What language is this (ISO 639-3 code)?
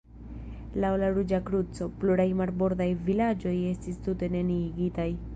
epo